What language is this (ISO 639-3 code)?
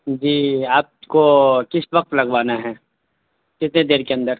urd